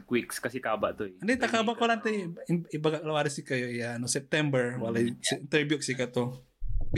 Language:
Filipino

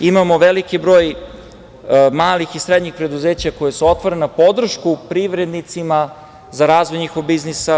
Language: Serbian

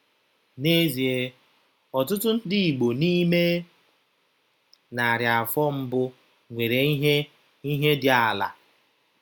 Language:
Igbo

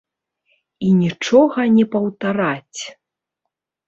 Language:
Belarusian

